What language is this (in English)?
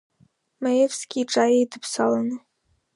Abkhazian